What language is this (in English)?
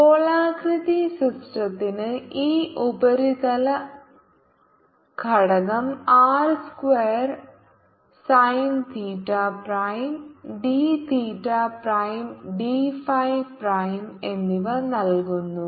Malayalam